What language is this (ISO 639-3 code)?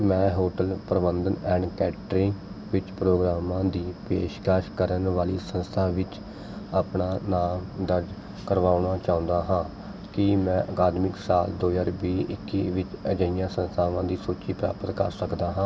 pan